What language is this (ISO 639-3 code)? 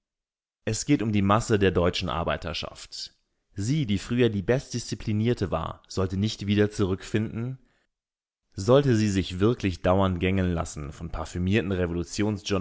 deu